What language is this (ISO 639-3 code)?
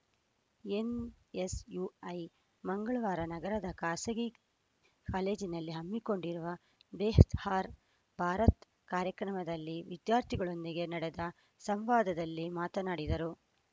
kan